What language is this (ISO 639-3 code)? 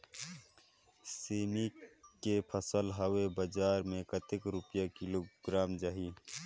hne